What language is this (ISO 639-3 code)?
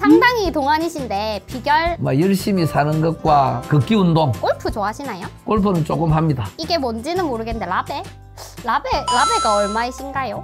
kor